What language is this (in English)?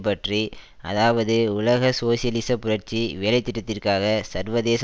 Tamil